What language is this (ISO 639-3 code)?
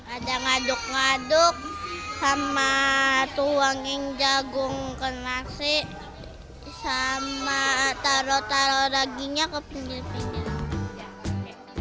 ind